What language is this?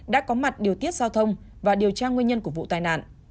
Vietnamese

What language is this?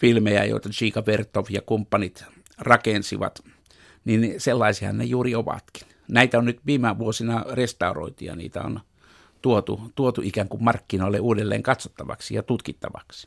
Finnish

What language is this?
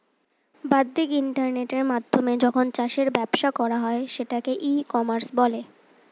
Bangla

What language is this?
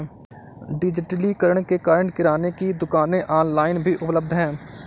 Hindi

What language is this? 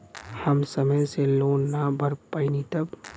Bhojpuri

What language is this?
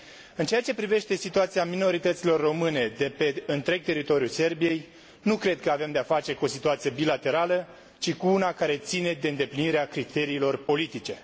Romanian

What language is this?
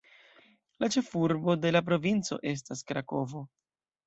Esperanto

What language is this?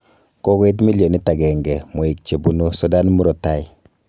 Kalenjin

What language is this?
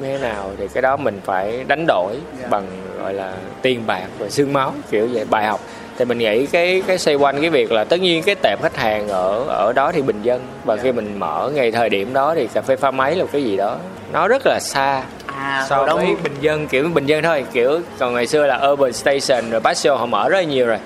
Vietnamese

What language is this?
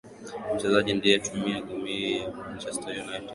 Swahili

